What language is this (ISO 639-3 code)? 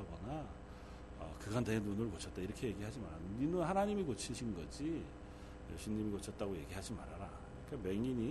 kor